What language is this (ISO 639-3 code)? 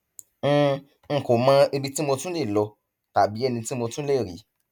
yor